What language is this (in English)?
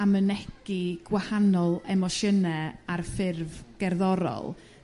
Welsh